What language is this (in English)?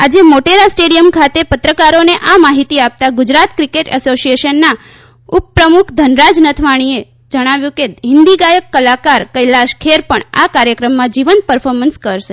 Gujarati